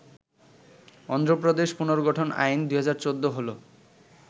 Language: Bangla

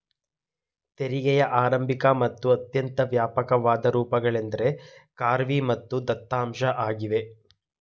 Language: Kannada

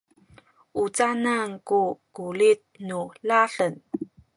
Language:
Sakizaya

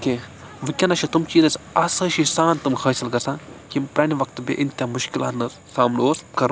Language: Kashmiri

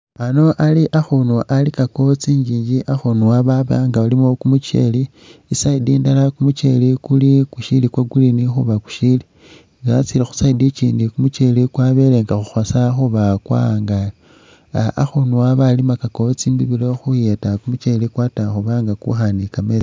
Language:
Masaaba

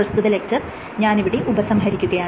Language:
Malayalam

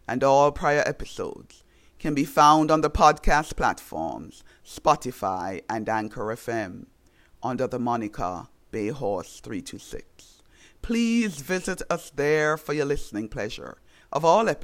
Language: English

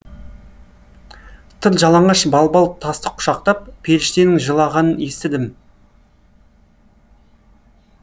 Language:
Kazakh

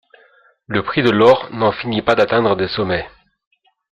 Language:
French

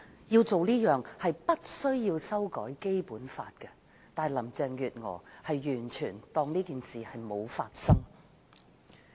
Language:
Cantonese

